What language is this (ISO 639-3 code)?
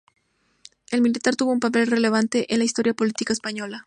spa